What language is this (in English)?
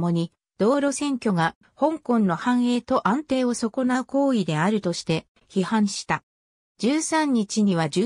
Japanese